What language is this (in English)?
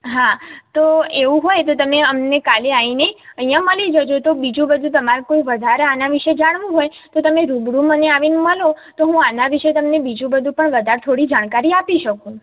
Gujarati